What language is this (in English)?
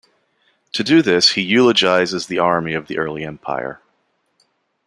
English